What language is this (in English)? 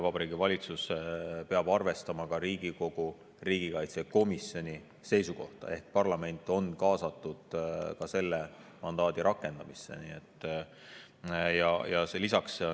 Estonian